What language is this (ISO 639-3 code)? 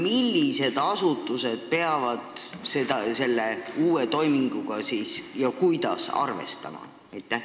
est